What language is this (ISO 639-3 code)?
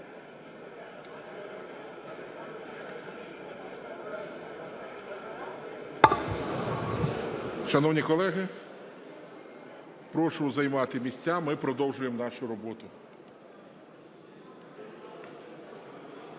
ukr